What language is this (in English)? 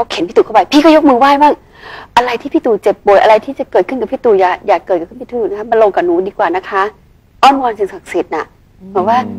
Thai